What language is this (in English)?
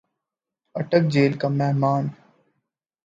Urdu